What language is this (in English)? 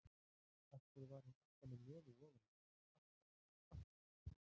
Icelandic